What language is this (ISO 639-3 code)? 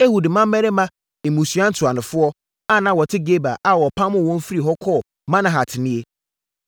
aka